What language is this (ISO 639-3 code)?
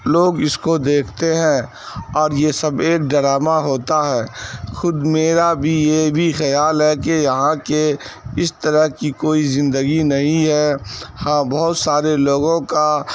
urd